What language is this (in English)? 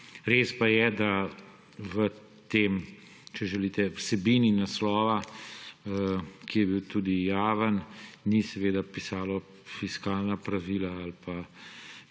Slovenian